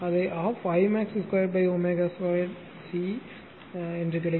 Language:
Tamil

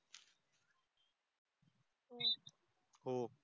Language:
Marathi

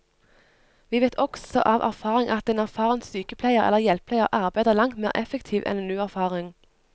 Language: Norwegian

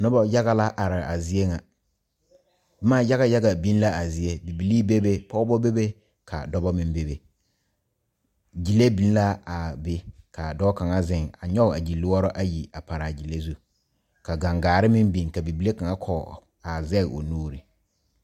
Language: Southern Dagaare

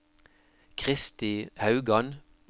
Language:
Norwegian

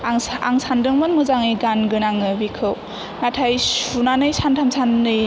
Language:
Bodo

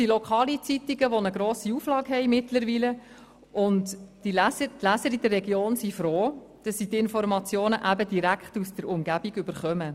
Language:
Swiss German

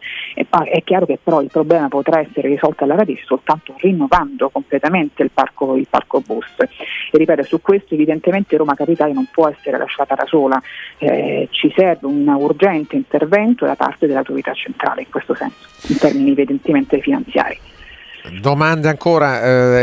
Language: Italian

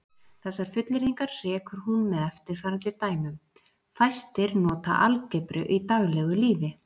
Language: Icelandic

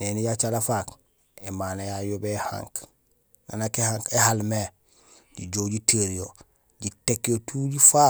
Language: Gusilay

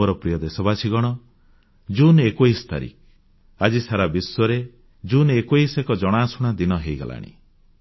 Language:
Odia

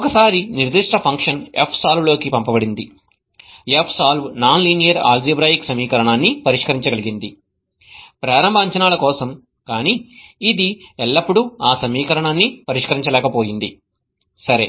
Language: Telugu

